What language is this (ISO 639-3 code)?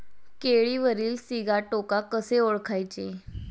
mar